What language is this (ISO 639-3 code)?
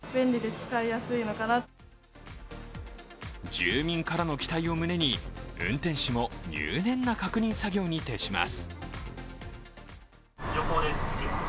jpn